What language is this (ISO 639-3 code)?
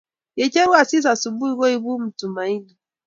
kln